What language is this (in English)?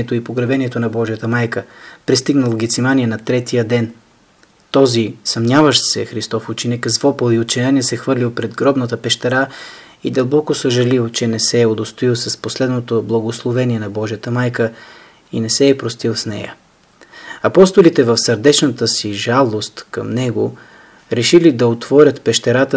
Bulgarian